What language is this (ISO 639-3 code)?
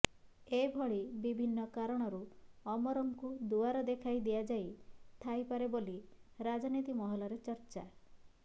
ori